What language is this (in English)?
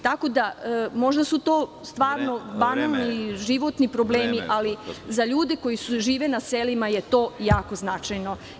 Serbian